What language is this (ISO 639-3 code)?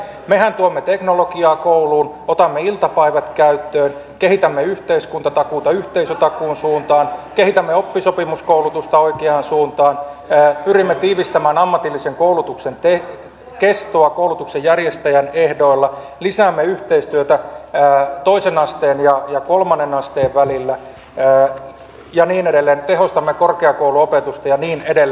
fin